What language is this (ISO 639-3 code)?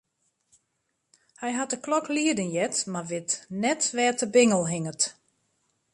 fry